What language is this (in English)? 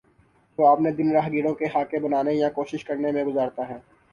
Urdu